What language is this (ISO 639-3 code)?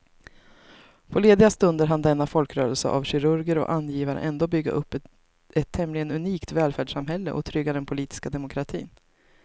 swe